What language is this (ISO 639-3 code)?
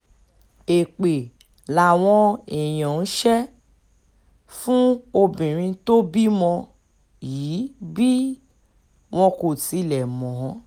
yor